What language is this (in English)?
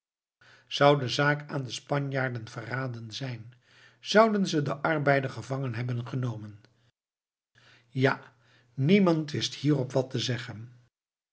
Dutch